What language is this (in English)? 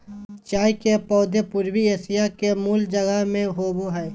Magahi